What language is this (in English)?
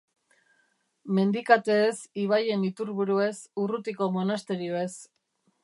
Basque